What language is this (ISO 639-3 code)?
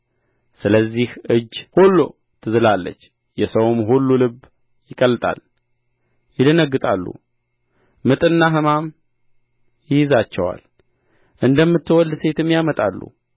amh